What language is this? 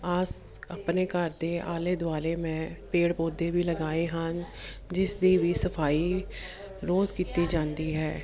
Punjabi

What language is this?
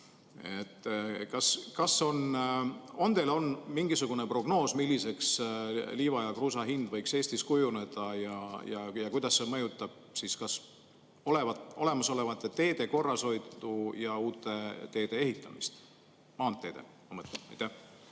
Estonian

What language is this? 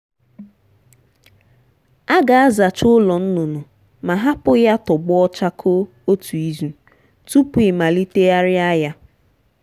Igbo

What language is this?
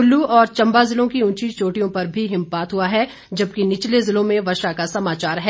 Hindi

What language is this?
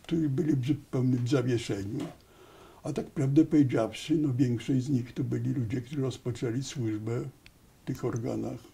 Polish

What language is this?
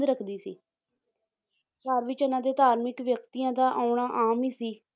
Punjabi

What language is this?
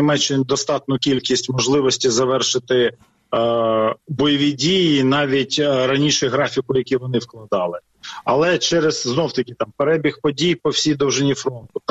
Ukrainian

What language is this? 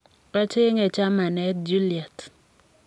Kalenjin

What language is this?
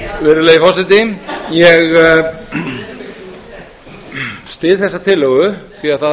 Icelandic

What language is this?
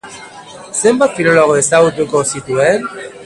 Basque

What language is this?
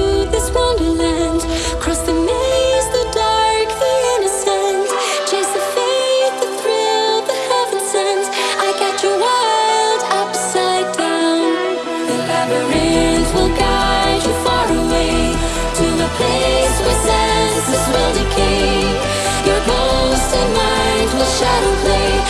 English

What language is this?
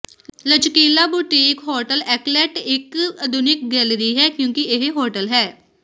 Punjabi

